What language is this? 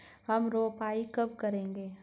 Hindi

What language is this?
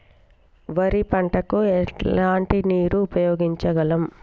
Telugu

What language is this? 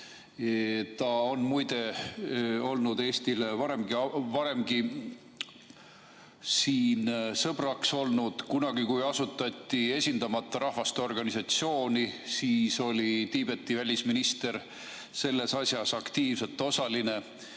Estonian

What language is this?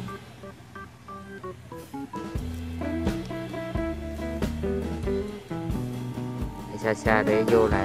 Vietnamese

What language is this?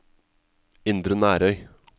Norwegian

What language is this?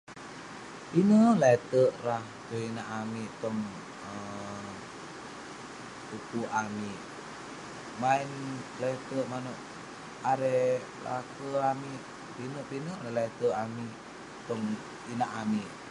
Western Penan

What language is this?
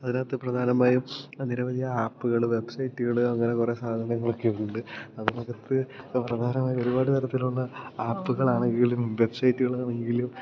Malayalam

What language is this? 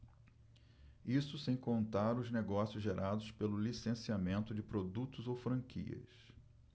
Portuguese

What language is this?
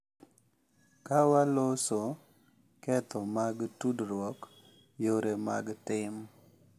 Luo (Kenya and Tanzania)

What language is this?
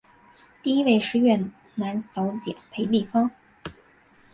Chinese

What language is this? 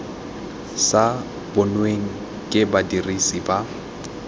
Tswana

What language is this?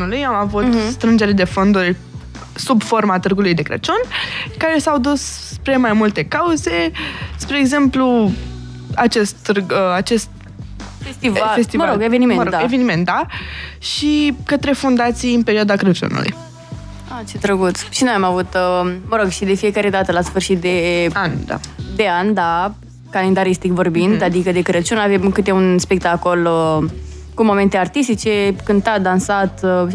Romanian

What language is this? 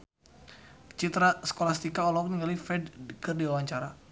Sundanese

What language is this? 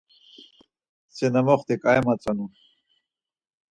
Laz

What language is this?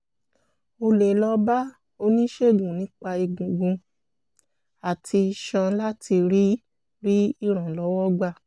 Yoruba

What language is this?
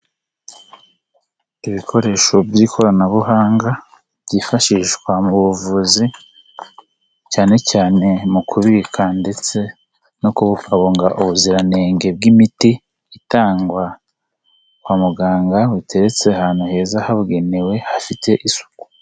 Kinyarwanda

